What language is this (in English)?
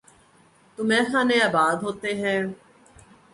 Urdu